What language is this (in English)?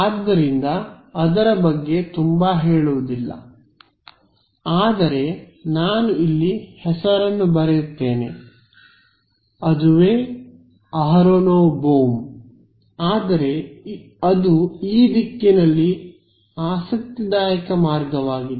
Kannada